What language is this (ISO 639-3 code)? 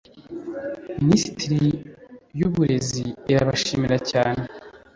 kin